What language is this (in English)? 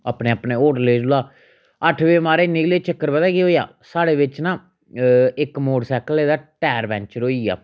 Dogri